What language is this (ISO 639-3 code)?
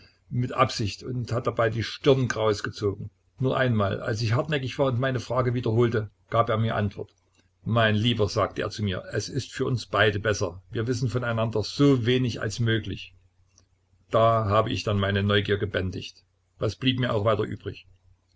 deu